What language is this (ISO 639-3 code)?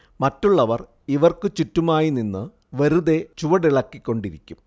mal